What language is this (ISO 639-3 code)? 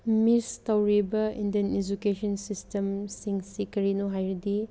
mni